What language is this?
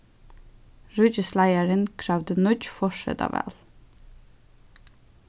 Faroese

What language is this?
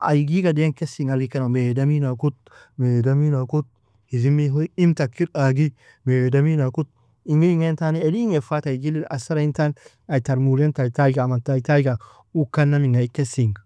Nobiin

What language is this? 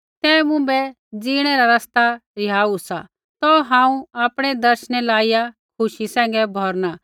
Kullu Pahari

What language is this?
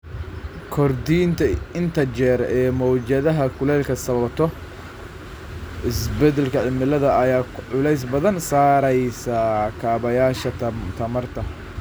Somali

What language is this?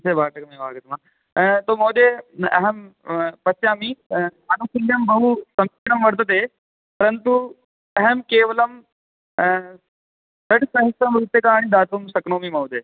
Sanskrit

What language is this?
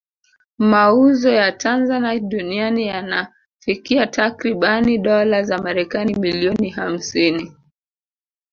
Swahili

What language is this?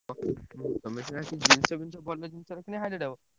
Odia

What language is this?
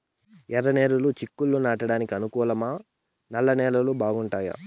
Telugu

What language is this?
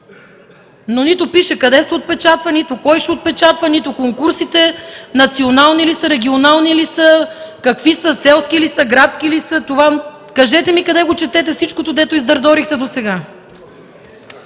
Bulgarian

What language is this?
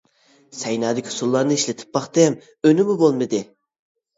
Uyghur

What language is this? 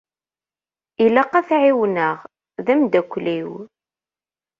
Kabyle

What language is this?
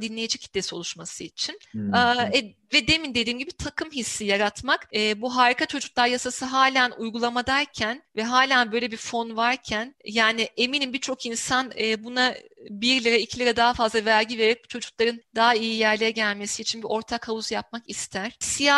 Turkish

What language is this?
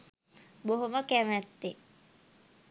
Sinhala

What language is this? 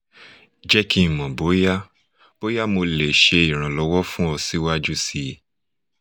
Yoruba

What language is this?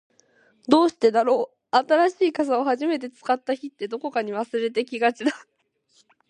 Japanese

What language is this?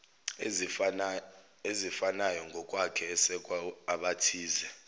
Zulu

